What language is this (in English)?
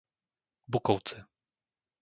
Slovak